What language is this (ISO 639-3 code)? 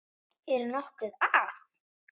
isl